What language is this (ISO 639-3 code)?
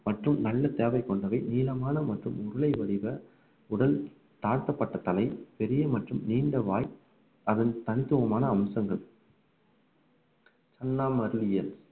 tam